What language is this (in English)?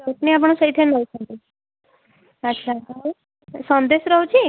Odia